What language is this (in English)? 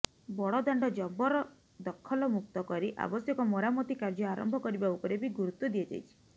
Odia